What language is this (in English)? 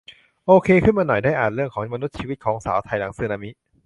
Thai